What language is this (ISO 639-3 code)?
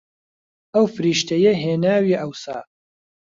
ckb